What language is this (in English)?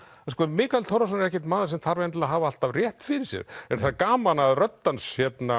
Icelandic